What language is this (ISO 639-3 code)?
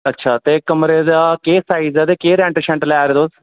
doi